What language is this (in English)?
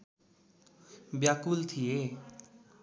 Nepali